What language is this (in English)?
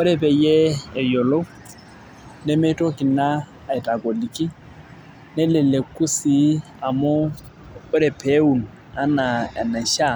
Masai